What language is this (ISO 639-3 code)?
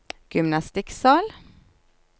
nor